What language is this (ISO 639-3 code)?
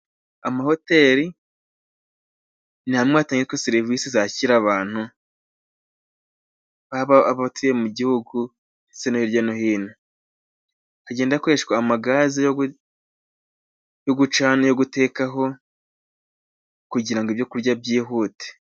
kin